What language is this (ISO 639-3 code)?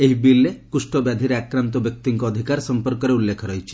ori